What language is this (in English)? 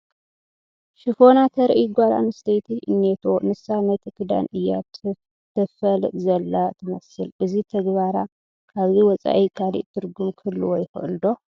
Tigrinya